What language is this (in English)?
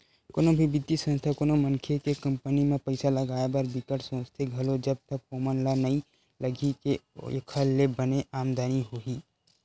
Chhattisgarhi